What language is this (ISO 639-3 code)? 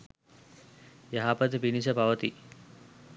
sin